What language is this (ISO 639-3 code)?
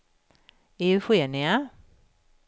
swe